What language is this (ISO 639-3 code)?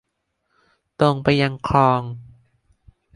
tha